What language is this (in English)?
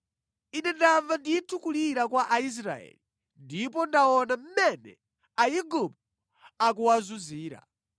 Nyanja